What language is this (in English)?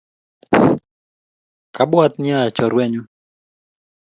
Kalenjin